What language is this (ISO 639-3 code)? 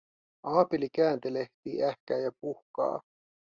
fin